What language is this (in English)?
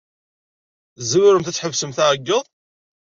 Kabyle